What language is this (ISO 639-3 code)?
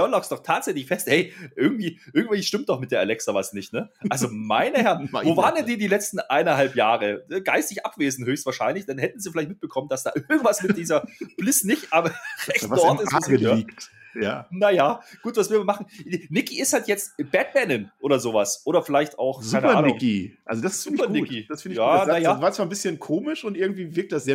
deu